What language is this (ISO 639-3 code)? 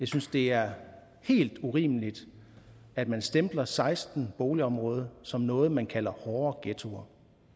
dan